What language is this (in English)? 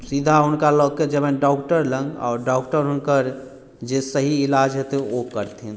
Maithili